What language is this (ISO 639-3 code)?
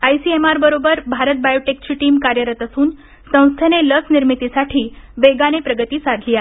mar